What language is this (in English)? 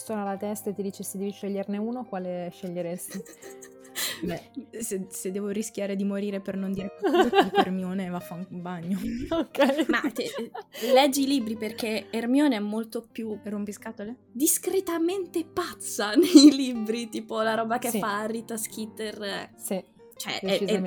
Italian